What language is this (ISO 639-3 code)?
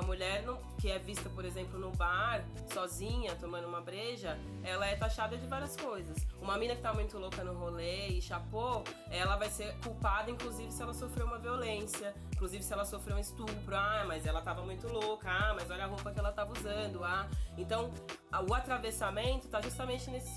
por